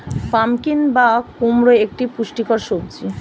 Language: Bangla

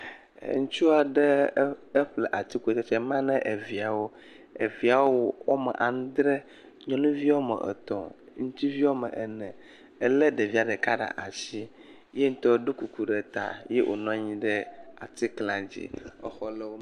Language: Ewe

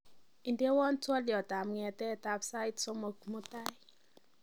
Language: Kalenjin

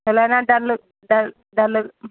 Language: Telugu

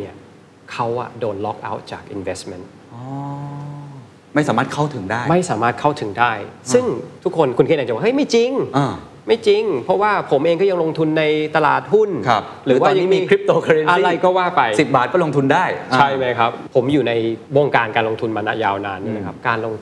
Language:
Thai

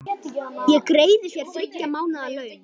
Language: Icelandic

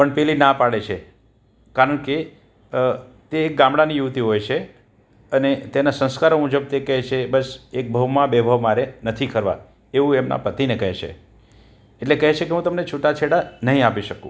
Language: Gujarati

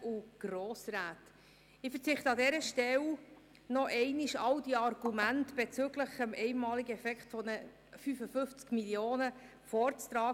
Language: Swiss German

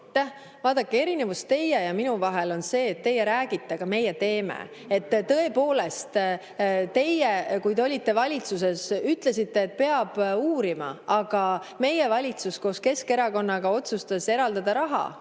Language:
Estonian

